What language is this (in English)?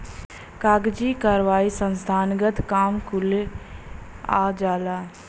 Bhojpuri